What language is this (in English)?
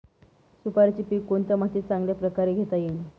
Marathi